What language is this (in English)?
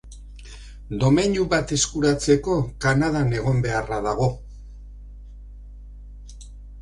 Basque